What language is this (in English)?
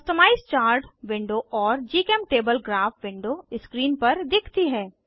Hindi